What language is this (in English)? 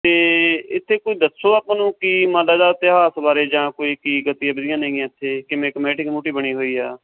Punjabi